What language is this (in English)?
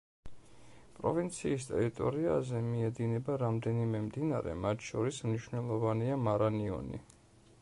Georgian